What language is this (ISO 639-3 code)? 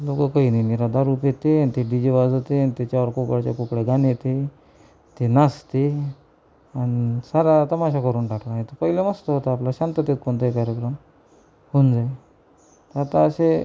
mar